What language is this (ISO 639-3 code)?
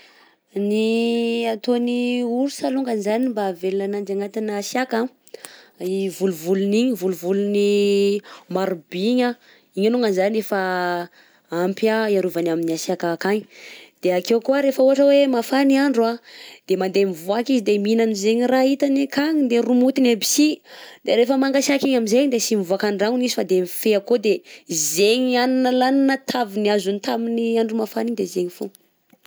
bzc